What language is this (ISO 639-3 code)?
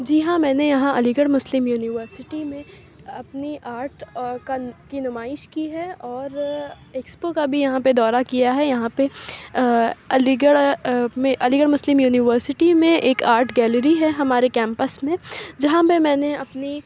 urd